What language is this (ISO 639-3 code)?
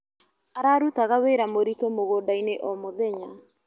kik